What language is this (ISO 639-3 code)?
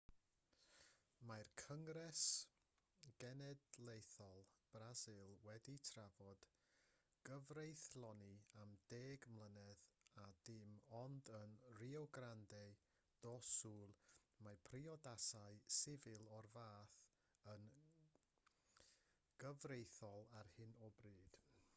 cym